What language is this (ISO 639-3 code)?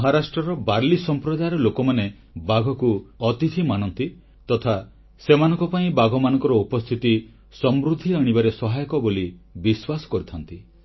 ori